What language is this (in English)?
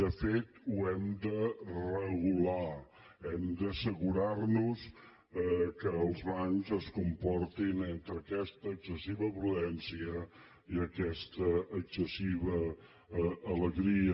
Catalan